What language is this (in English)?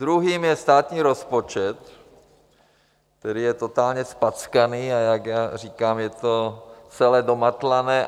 Czech